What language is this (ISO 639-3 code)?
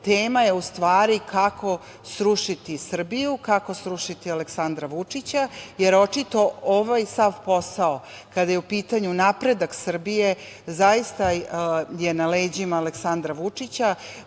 srp